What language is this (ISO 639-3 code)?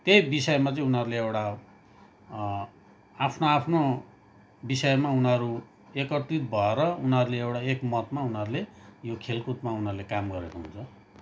nep